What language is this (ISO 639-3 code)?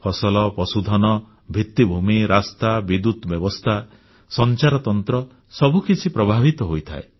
ori